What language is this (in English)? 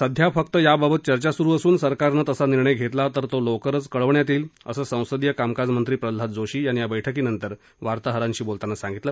Marathi